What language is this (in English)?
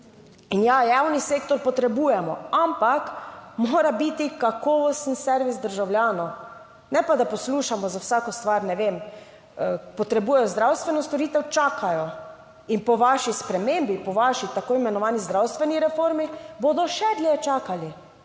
Slovenian